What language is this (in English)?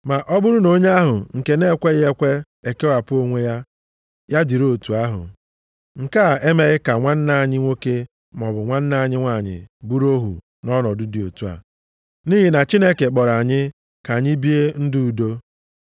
Igbo